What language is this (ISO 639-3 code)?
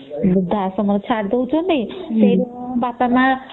ori